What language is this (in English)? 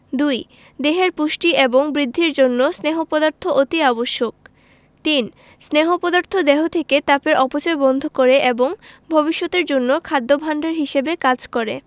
Bangla